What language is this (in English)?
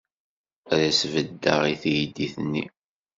Kabyle